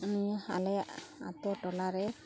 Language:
Santali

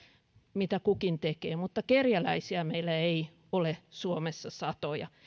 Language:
Finnish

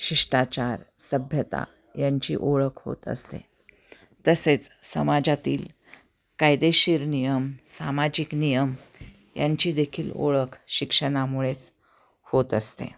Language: Marathi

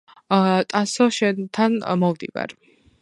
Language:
Georgian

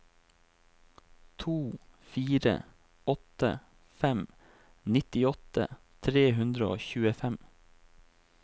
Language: Norwegian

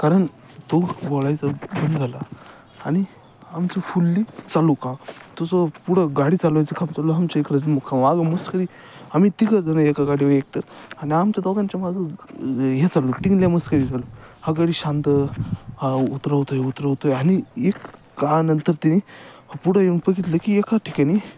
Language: Marathi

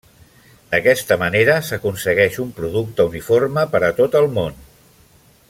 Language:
Catalan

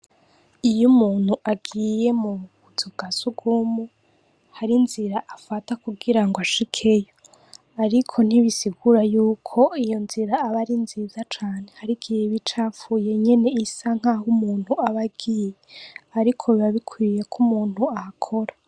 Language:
Rundi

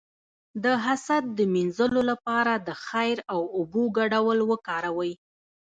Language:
Pashto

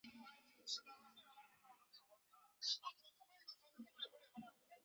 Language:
Chinese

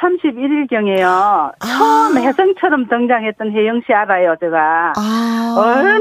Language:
Korean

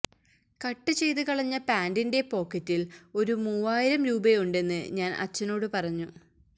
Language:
Malayalam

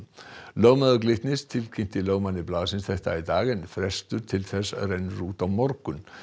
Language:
Icelandic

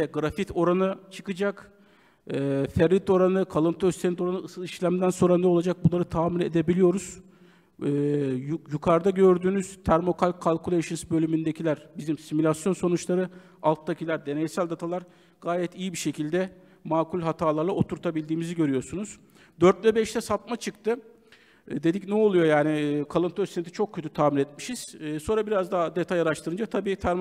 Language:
Turkish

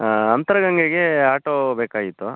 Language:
Kannada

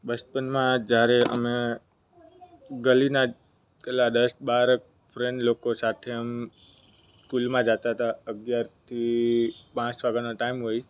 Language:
Gujarati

